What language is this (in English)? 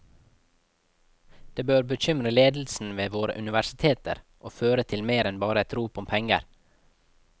Norwegian